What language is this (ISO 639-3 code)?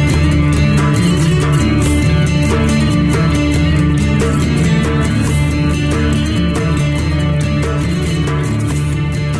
ara